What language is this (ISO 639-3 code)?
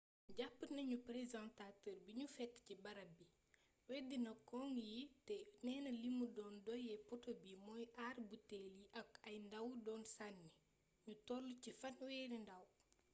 wol